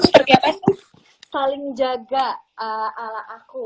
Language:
Indonesian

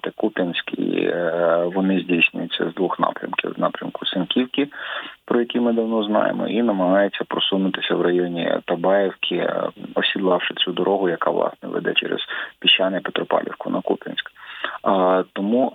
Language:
Ukrainian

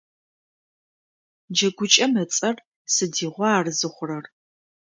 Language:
Adyghe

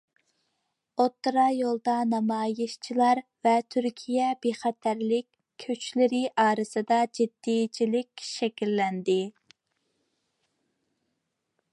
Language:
Uyghur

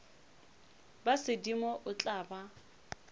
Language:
Northern Sotho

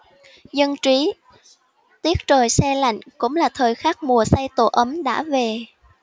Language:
Vietnamese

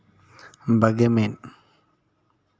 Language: Santali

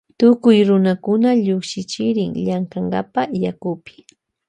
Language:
Loja Highland Quichua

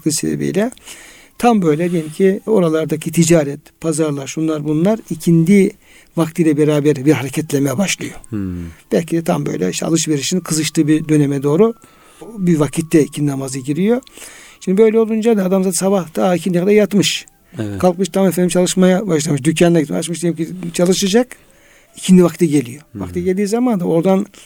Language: Turkish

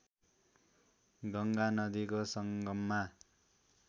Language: Nepali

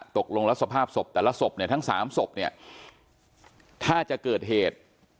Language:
Thai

